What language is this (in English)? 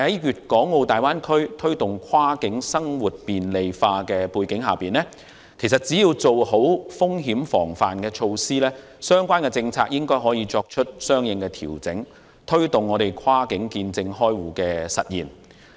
Cantonese